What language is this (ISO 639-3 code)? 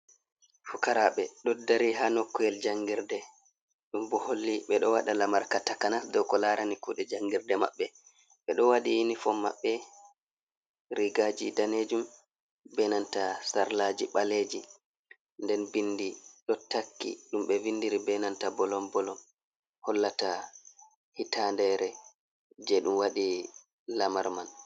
ful